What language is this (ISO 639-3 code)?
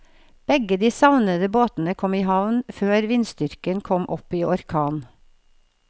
nor